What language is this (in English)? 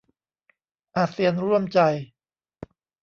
Thai